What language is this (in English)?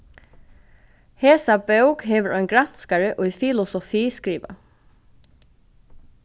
Faroese